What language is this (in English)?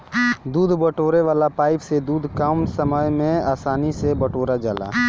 Bhojpuri